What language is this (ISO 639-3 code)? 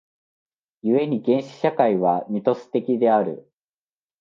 jpn